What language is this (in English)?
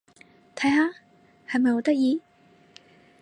Cantonese